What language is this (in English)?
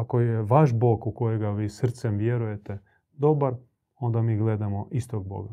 Croatian